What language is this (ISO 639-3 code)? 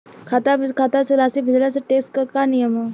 bho